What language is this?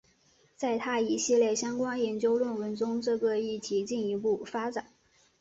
Chinese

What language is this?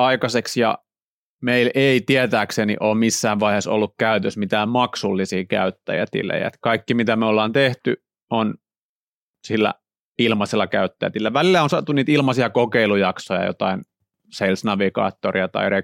Finnish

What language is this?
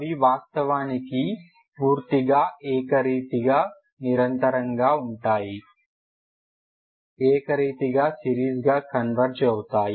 Telugu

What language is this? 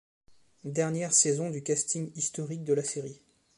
French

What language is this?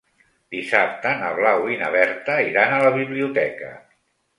Catalan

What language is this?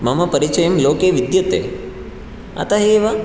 Sanskrit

